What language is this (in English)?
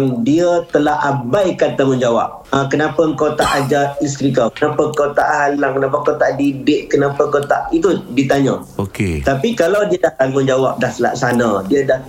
Malay